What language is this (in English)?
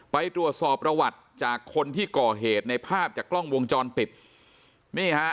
Thai